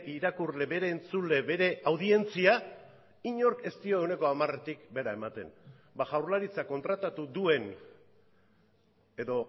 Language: Basque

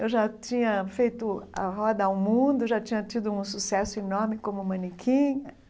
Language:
Portuguese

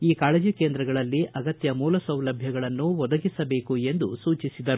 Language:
Kannada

